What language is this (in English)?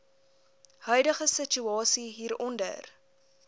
Afrikaans